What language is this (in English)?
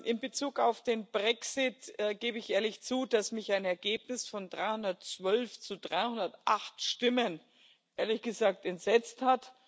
German